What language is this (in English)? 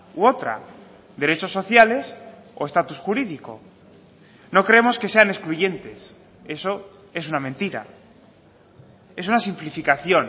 Spanish